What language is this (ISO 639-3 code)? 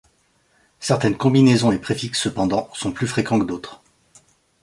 fra